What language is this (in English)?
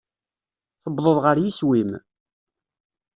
Kabyle